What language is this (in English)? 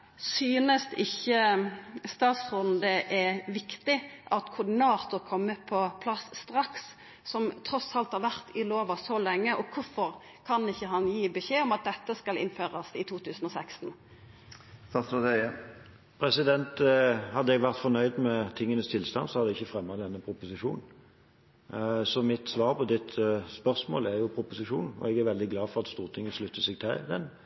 Norwegian